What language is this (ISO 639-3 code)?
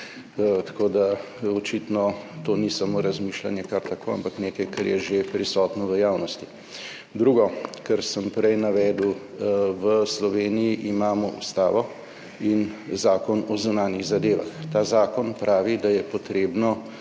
slv